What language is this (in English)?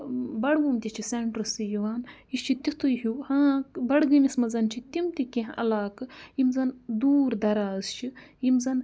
Kashmiri